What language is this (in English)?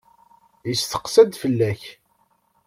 Kabyle